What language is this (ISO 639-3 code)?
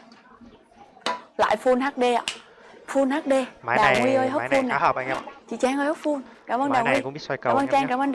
vie